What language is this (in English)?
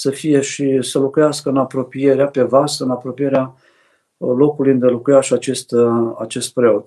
Romanian